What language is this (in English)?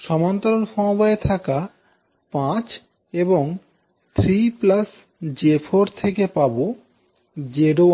Bangla